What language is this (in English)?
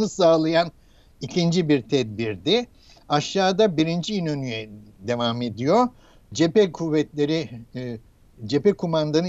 Turkish